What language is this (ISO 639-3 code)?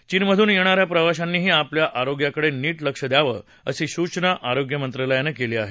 mar